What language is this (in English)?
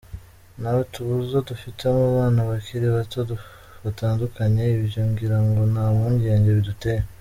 Kinyarwanda